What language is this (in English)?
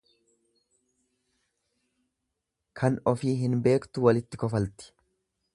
Oromo